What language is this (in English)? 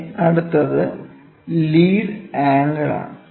Malayalam